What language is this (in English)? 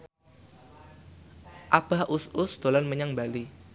Javanese